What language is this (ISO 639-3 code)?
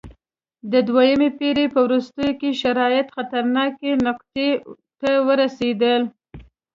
pus